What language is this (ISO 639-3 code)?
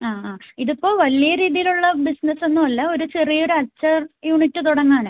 mal